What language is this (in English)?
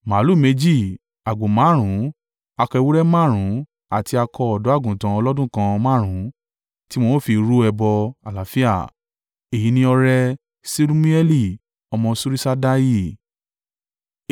Yoruba